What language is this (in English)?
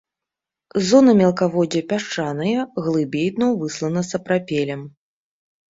Belarusian